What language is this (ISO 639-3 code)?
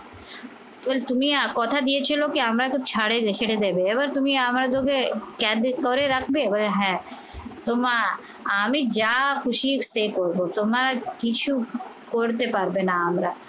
ben